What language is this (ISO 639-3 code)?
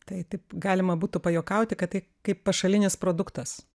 lit